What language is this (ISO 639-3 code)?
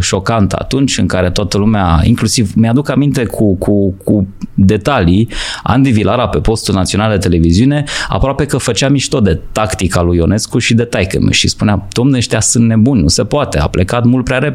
ron